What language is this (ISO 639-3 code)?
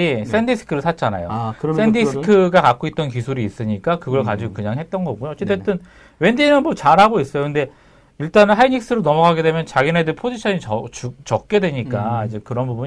kor